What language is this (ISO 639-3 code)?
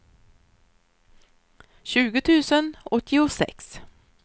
swe